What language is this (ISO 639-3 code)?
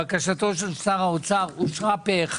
heb